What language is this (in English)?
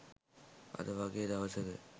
Sinhala